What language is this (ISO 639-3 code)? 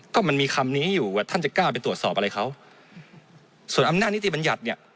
tha